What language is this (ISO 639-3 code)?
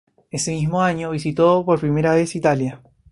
spa